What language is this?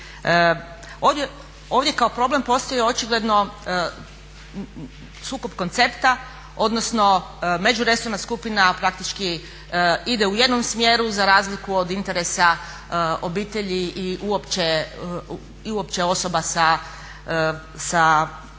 Croatian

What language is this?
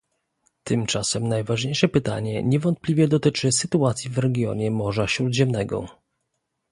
Polish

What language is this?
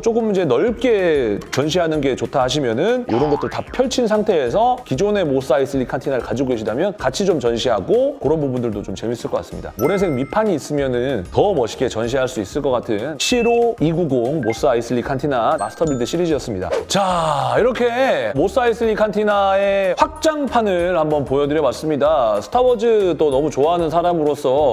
Korean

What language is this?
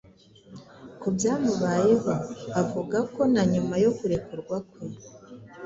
Kinyarwanda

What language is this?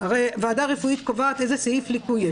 Hebrew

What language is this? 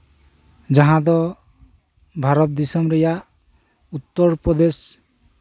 Santali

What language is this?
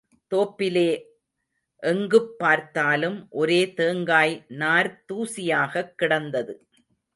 Tamil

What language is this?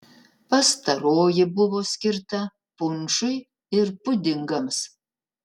Lithuanian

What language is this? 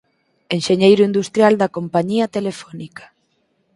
Galician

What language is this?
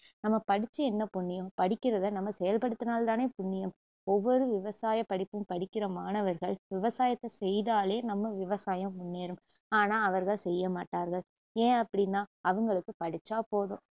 Tamil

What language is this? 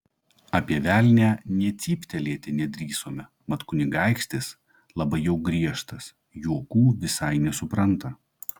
Lithuanian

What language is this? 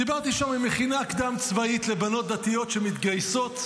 Hebrew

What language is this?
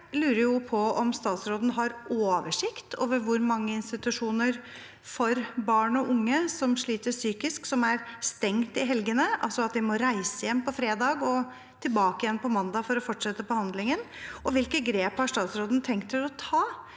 Norwegian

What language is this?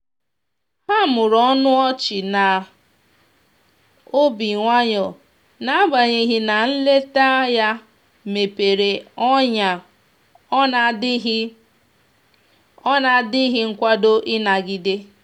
Igbo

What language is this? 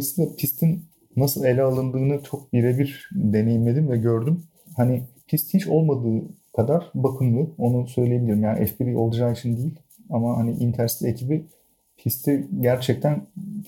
Turkish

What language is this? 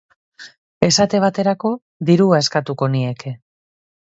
Basque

